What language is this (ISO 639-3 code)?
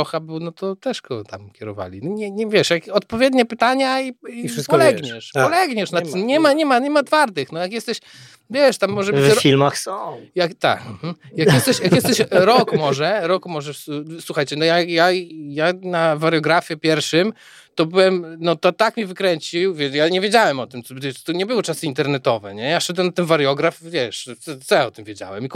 pol